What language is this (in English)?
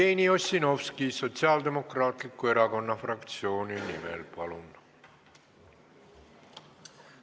Estonian